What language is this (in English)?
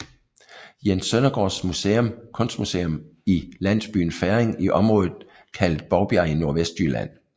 Danish